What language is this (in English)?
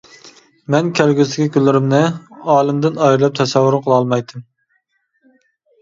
Uyghur